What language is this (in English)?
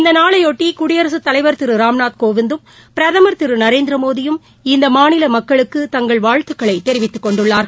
Tamil